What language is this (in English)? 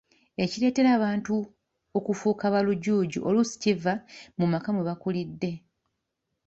Ganda